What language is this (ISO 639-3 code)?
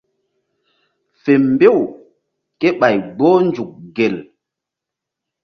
mdd